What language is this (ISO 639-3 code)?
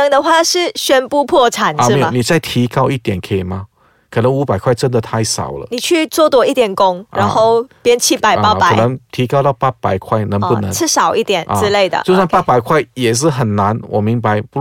zho